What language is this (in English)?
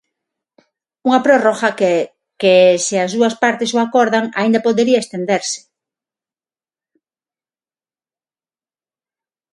Galician